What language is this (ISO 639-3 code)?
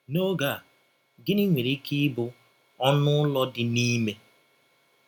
ibo